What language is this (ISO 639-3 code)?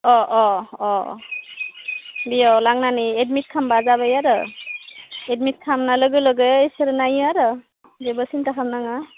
brx